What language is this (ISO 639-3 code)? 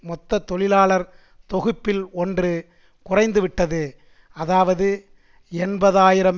tam